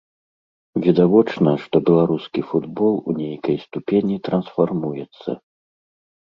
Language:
Belarusian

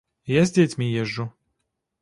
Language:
Belarusian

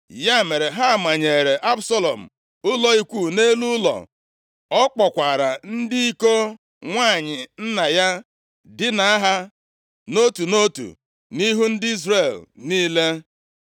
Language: Igbo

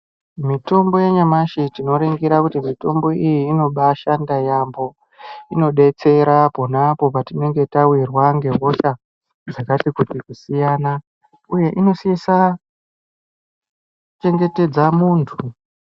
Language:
Ndau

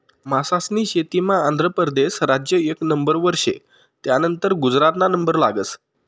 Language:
Marathi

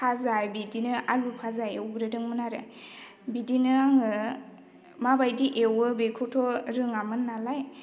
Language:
Bodo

